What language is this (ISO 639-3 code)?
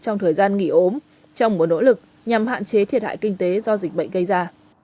vie